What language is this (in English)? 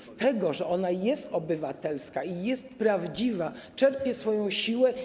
Polish